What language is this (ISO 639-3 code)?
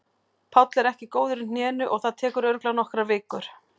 isl